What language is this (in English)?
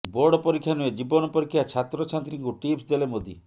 Odia